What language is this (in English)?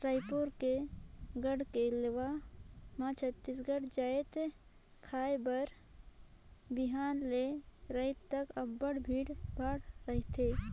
Chhattisgarhi